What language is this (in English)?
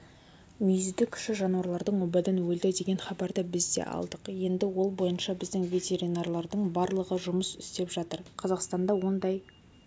Kazakh